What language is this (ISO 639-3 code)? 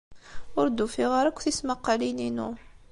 kab